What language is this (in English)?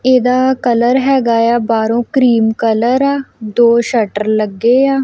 Punjabi